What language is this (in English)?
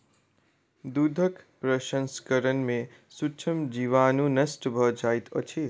Maithili